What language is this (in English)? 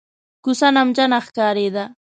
Pashto